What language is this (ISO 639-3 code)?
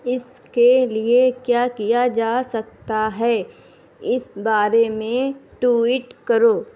urd